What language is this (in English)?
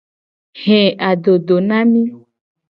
Gen